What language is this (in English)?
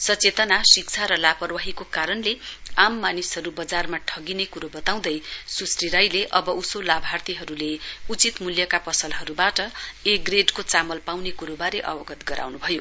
Nepali